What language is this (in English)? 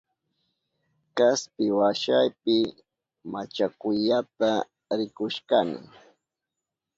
Southern Pastaza Quechua